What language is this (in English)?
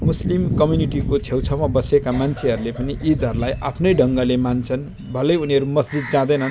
Nepali